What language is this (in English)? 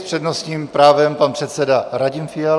Czech